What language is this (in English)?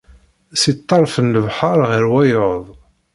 Kabyle